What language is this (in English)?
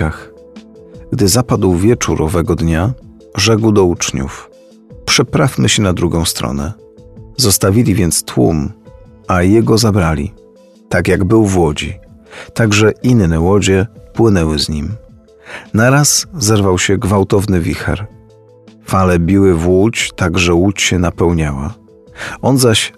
Polish